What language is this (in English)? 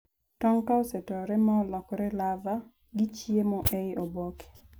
Luo (Kenya and Tanzania)